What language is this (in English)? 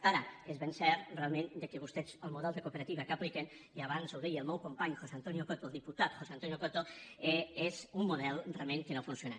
Catalan